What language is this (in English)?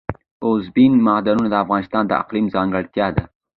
Pashto